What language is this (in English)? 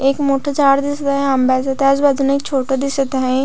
Marathi